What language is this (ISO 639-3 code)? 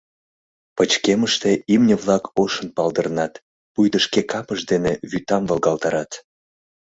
chm